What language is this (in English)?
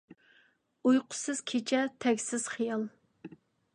Uyghur